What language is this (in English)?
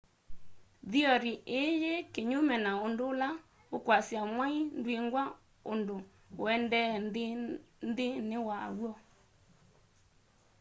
Kamba